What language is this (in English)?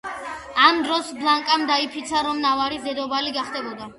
Georgian